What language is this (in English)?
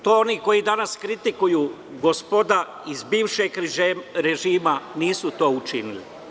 Serbian